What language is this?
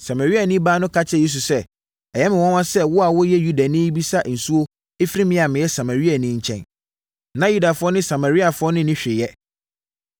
Akan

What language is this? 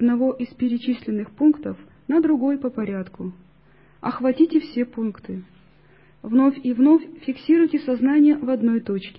Russian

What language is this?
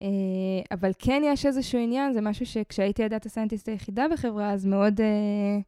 Hebrew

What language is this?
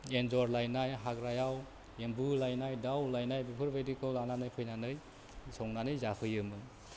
Bodo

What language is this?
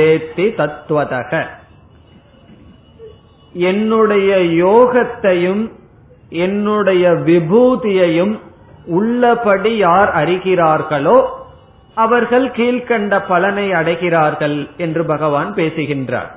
Tamil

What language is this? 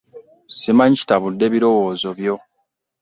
Ganda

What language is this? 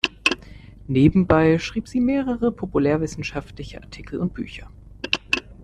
German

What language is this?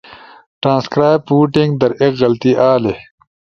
Ushojo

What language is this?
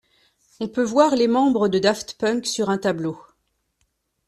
French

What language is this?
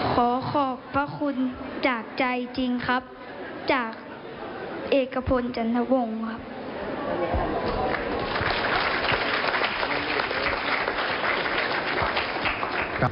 Thai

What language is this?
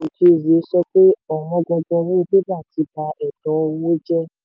Yoruba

